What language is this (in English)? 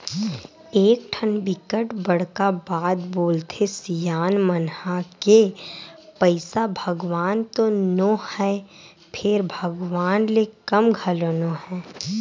Chhattisgarhi